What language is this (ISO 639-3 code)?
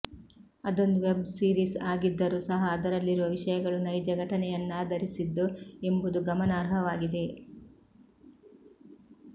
kan